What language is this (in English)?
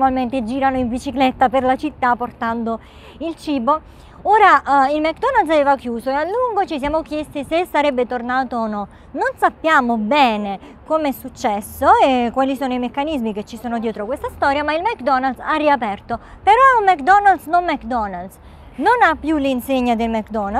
Italian